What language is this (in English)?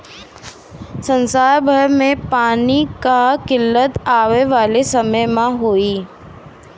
Bhojpuri